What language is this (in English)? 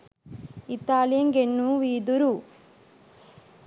Sinhala